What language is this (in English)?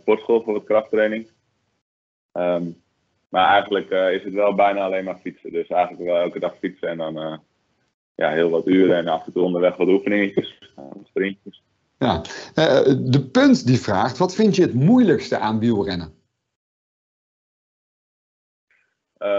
Dutch